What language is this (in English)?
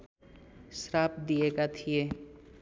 Nepali